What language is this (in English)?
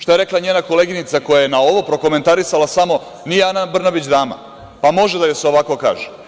Serbian